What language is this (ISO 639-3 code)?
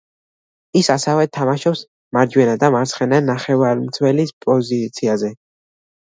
kat